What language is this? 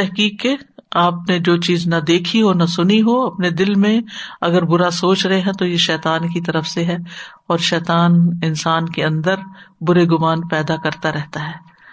Urdu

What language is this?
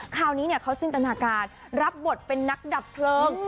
Thai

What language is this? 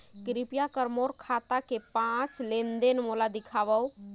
Chhattisgarhi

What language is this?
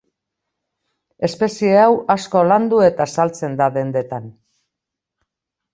Basque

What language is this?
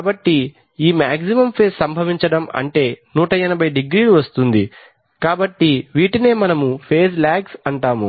Telugu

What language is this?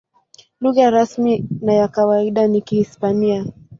Swahili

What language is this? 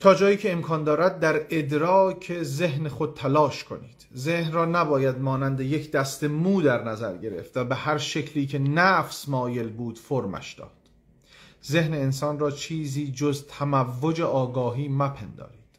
Persian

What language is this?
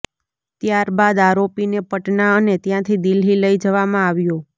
Gujarati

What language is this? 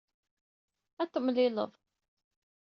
Kabyle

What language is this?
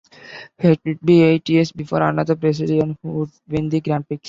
English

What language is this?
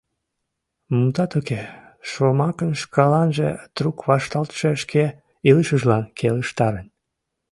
Mari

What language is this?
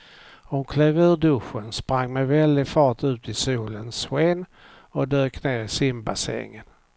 Swedish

